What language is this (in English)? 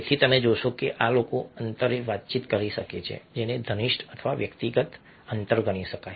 Gujarati